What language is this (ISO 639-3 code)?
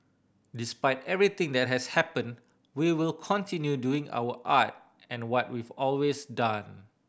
eng